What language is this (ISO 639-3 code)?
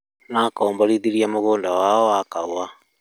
kik